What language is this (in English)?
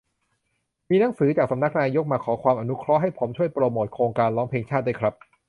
Thai